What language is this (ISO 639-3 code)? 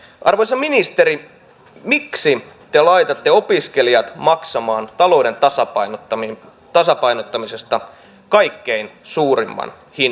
fin